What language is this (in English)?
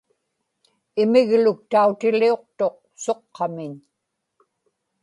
Inupiaq